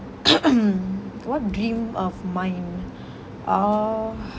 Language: English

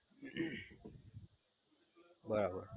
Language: Gujarati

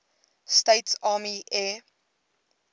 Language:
English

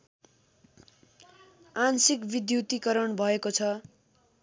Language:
Nepali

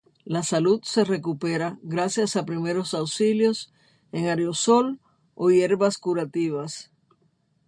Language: Spanish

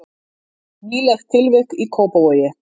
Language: Icelandic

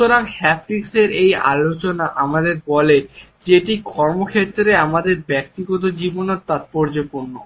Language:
Bangla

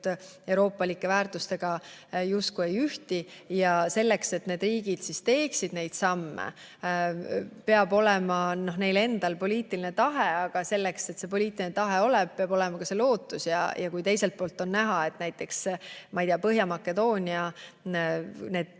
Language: Estonian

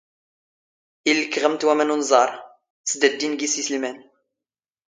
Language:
Standard Moroccan Tamazight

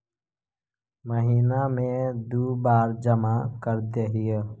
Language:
Magahi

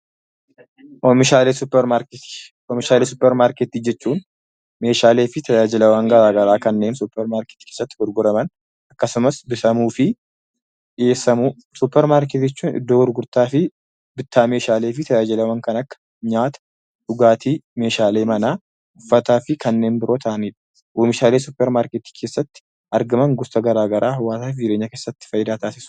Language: Oromo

